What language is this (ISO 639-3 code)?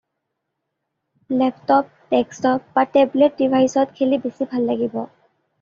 asm